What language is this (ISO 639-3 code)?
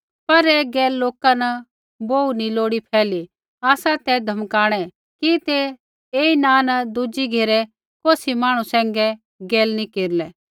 kfx